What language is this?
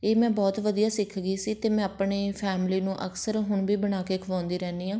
Punjabi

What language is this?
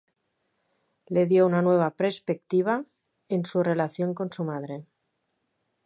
Spanish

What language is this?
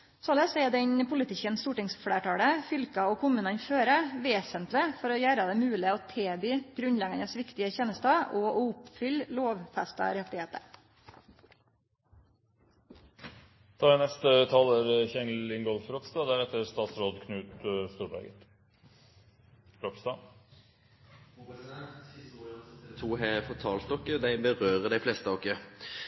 Norwegian Nynorsk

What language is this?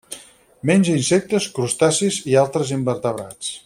Catalan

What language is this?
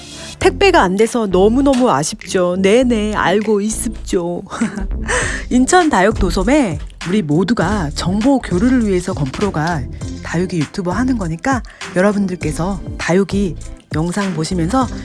Korean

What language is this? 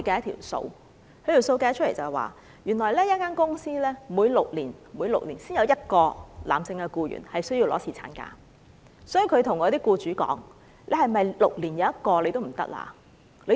Cantonese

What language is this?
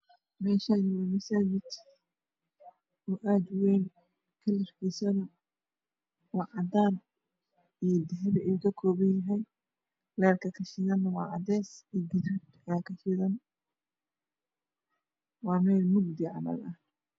Somali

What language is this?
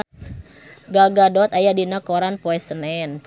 Sundanese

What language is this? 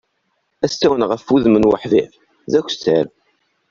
Kabyle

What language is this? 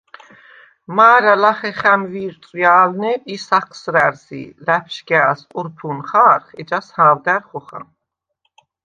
Svan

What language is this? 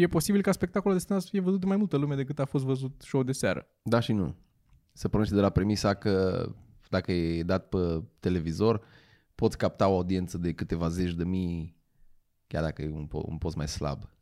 Romanian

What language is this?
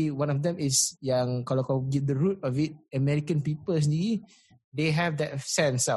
Malay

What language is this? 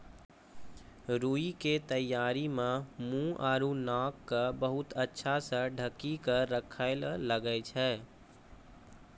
Maithili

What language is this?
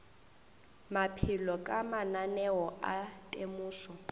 Northern Sotho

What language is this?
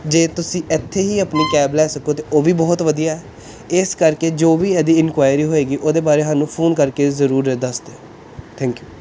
Punjabi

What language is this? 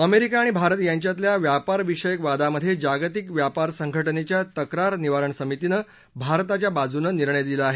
Marathi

